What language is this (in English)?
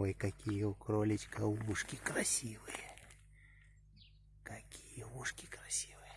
Russian